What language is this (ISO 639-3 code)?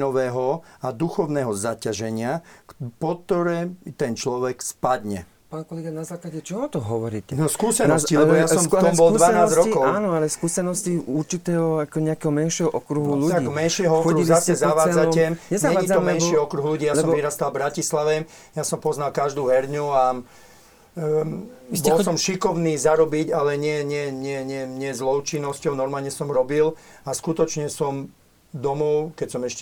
slk